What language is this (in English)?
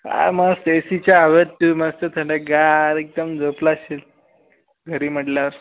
Marathi